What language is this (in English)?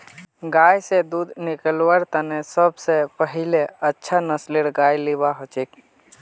Magahi